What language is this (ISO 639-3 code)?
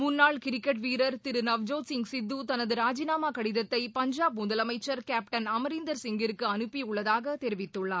tam